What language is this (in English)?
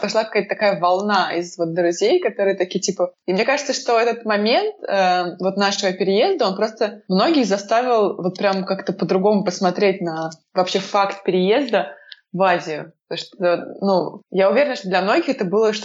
Russian